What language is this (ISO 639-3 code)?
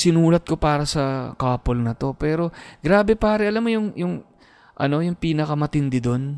fil